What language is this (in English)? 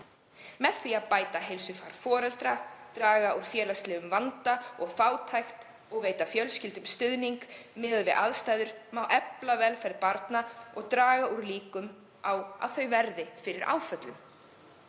Icelandic